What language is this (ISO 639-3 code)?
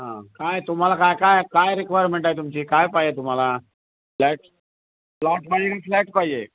mar